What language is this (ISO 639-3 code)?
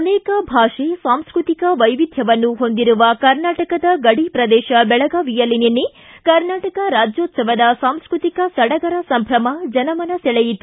kan